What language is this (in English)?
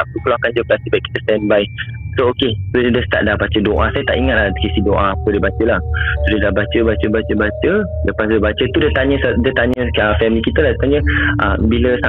Malay